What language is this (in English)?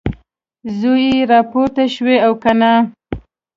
Pashto